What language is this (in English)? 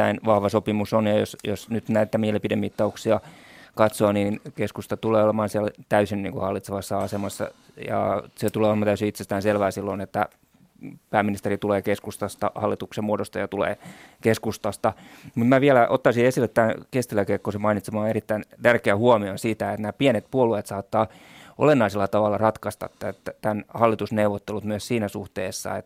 Finnish